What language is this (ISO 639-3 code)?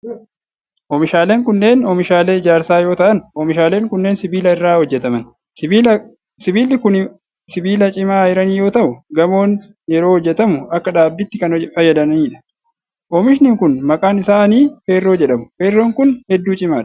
orm